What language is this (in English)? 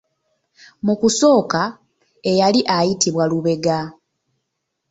Ganda